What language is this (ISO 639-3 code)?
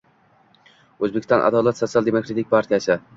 uzb